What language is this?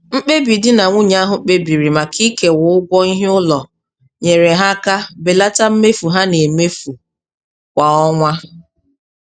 Igbo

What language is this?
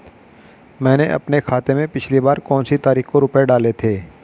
Hindi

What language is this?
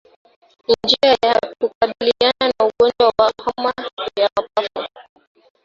Swahili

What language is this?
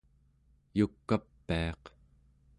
Central Yupik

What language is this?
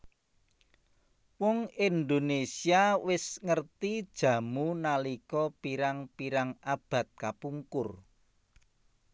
Javanese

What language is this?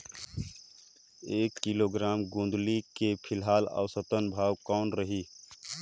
Chhattisgarhi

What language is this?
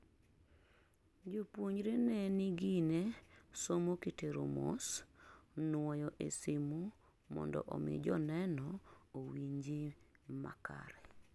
Luo (Kenya and Tanzania)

